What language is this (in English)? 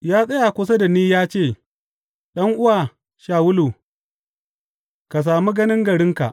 Hausa